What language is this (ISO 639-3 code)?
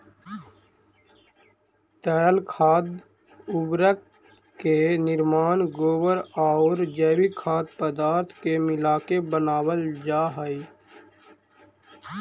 mag